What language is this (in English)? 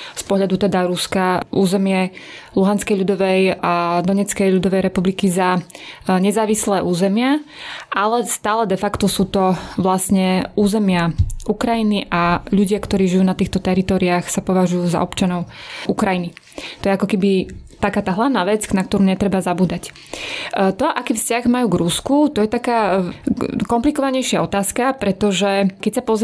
Slovak